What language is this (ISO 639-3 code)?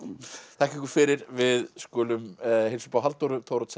isl